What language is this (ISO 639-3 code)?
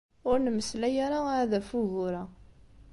kab